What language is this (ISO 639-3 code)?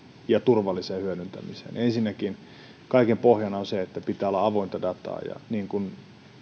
fin